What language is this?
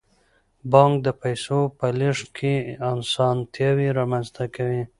Pashto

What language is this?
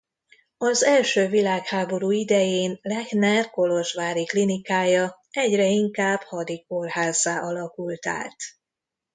Hungarian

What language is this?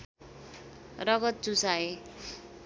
Nepali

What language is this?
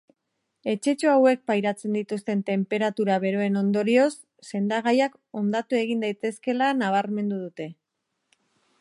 Basque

